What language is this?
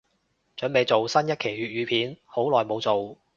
Cantonese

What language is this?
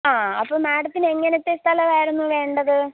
Malayalam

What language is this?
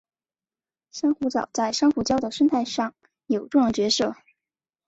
Chinese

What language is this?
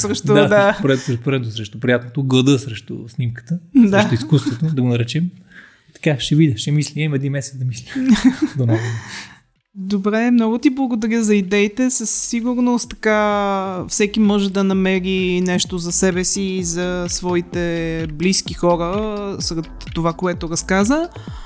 Bulgarian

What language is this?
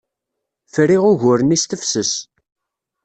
Kabyle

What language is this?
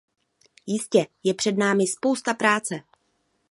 Czech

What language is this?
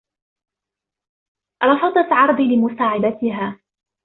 Arabic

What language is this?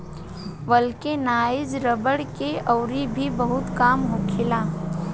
Bhojpuri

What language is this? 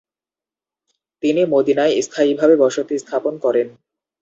Bangla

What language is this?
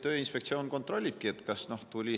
Estonian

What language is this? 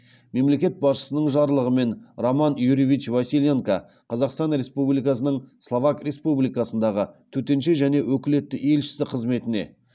Kazakh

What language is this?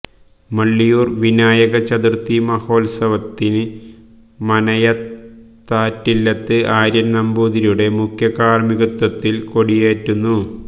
Malayalam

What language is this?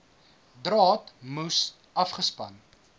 Afrikaans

